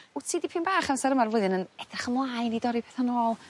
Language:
Welsh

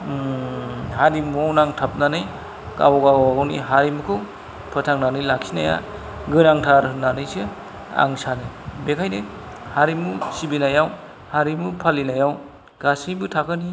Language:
Bodo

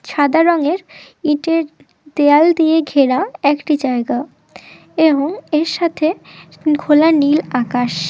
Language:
Bangla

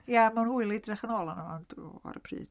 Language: Welsh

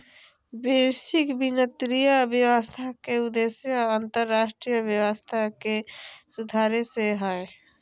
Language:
Magahi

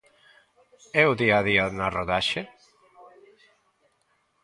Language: Galician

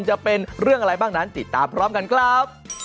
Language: Thai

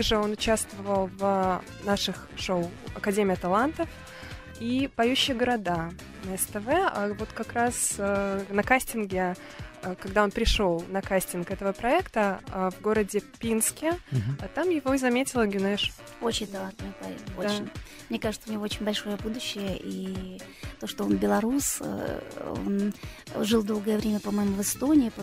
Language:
Russian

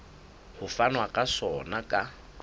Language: Southern Sotho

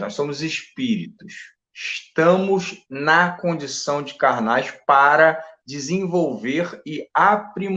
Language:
Portuguese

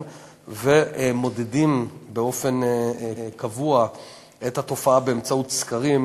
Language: Hebrew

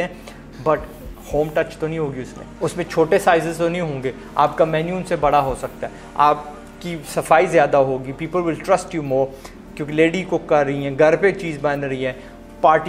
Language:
Hindi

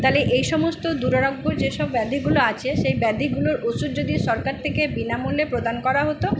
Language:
Bangla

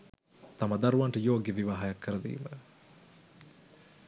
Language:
Sinhala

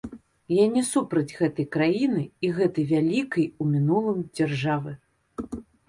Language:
Belarusian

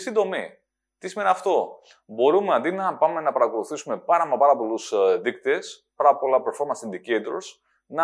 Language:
Greek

